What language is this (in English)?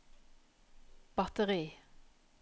Norwegian